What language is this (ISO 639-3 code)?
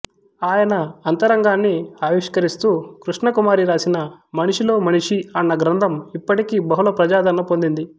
tel